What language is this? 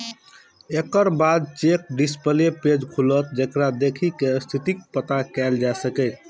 Maithili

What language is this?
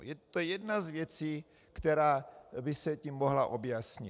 Czech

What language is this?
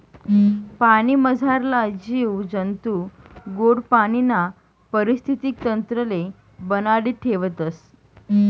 Marathi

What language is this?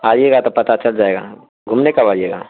Urdu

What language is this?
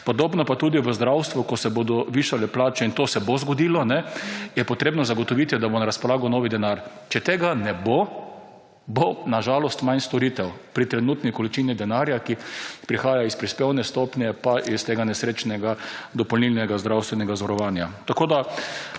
Slovenian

